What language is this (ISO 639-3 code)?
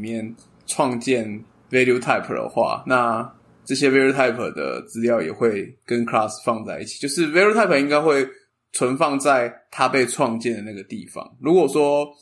zho